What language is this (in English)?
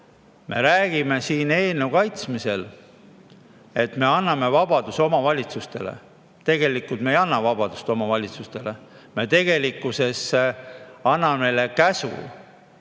Estonian